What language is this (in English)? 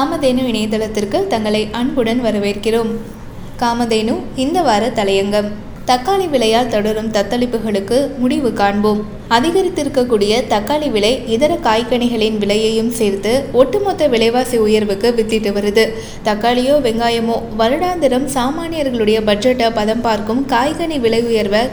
Tamil